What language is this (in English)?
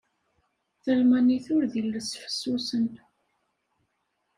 Kabyle